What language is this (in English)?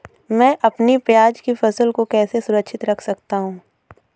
Hindi